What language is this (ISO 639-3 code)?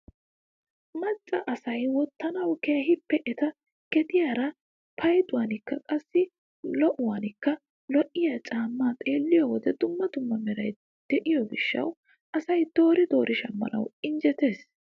wal